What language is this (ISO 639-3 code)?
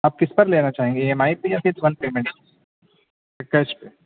urd